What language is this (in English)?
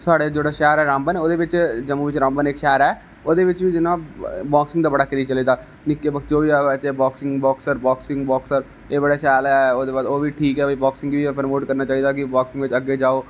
Dogri